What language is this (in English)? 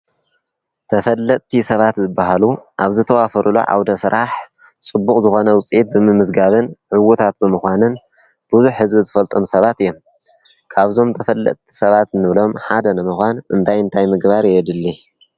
Tigrinya